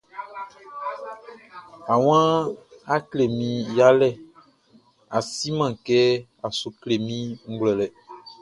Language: Baoulé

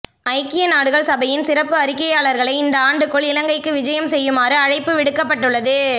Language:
Tamil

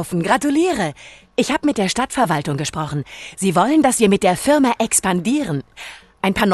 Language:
German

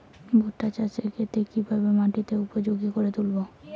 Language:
Bangla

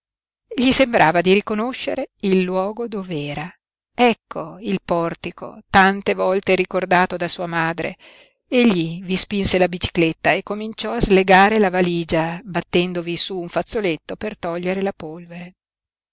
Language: Italian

